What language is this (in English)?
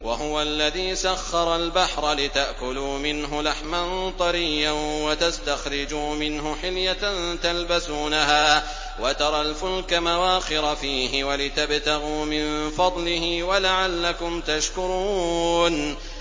Arabic